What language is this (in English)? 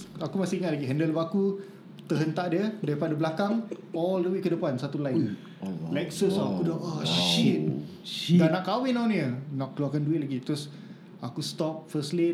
Malay